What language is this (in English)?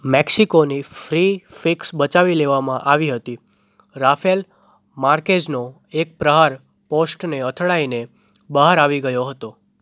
Gujarati